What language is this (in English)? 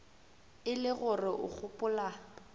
Northern Sotho